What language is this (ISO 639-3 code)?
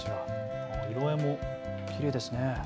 jpn